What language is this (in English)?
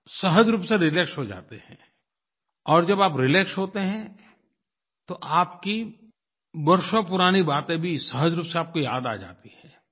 Hindi